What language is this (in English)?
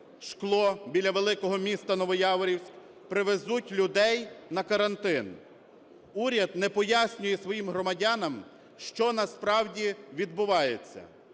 Ukrainian